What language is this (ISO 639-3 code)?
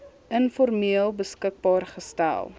afr